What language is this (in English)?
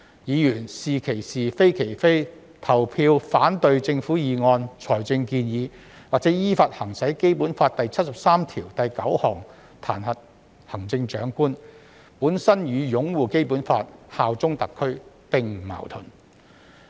Cantonese